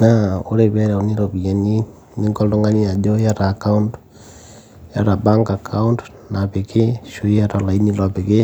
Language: Masai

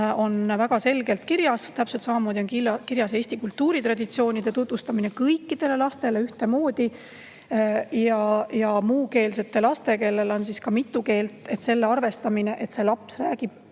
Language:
Estonian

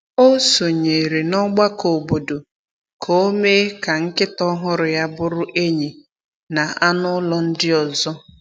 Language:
Igbo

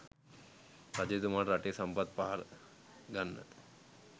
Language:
Sinhala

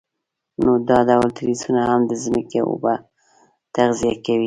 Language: Pashto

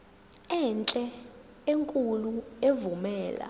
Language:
Zulu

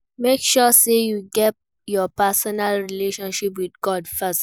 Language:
Nigerian Pidgin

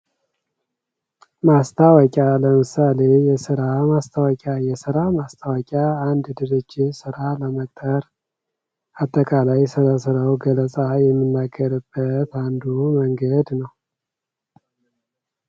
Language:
Amharic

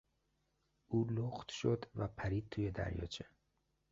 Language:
Persian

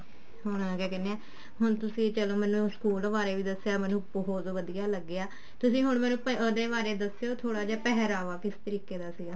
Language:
Punjabi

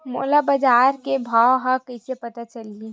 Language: Chhattisgarhi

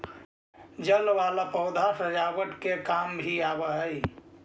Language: Magahi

